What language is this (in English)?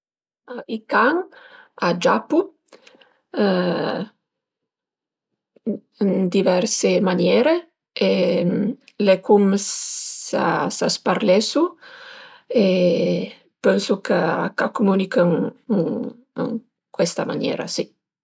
Piedmontese